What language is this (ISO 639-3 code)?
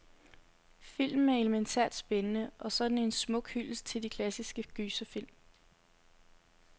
dan